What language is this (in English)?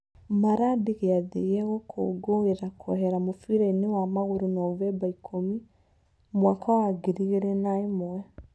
Kikuyu